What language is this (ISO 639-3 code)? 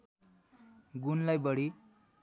nep